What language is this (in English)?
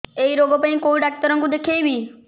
Odia